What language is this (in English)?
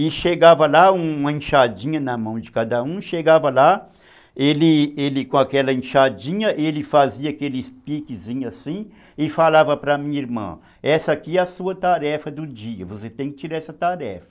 Portuguese